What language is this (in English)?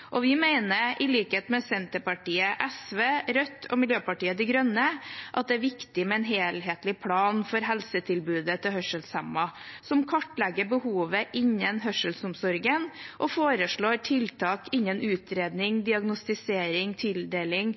Norwegian Bokmål